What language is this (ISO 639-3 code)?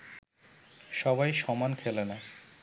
ben